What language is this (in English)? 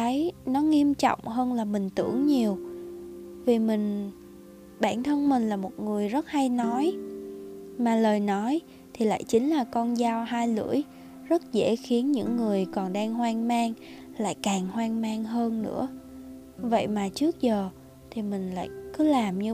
Vietnamese